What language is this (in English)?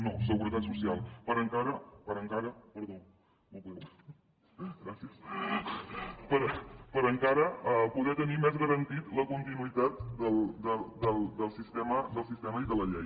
Catalan